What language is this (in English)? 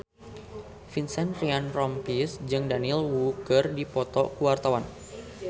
Sundanese